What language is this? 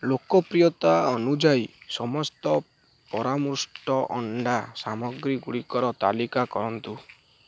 Odia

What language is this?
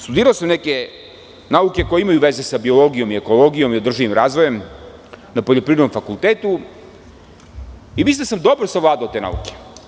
Serbian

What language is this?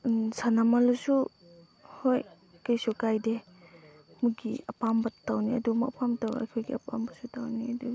Manipuri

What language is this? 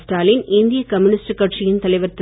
Tamil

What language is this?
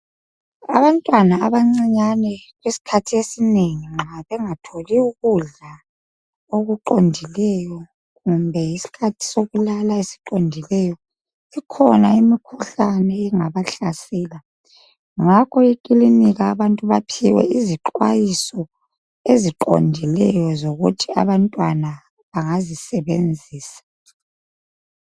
North Ndebele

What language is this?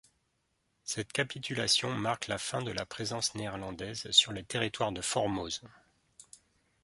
French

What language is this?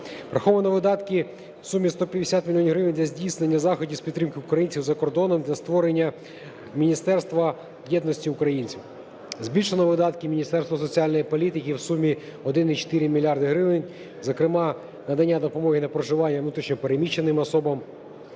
Ukrainian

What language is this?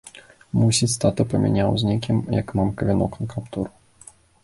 Belarusian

